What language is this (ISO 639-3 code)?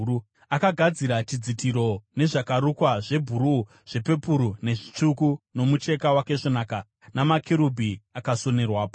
sna